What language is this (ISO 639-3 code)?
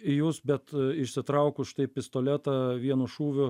lit